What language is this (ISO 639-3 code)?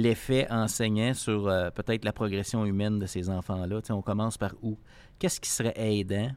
fra